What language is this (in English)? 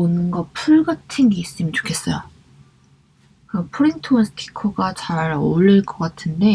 Korean